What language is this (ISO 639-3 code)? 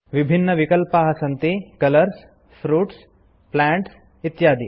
san